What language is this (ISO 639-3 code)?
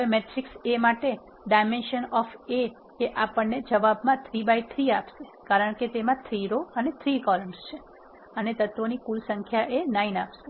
guj